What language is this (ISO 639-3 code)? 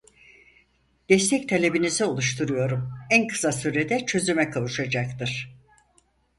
tur